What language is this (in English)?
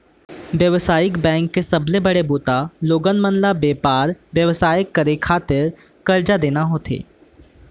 Chhattisgarhi